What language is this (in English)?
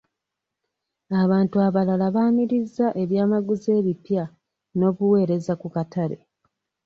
Ganda